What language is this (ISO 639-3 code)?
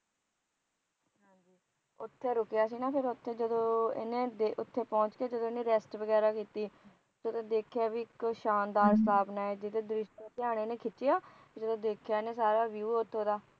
pan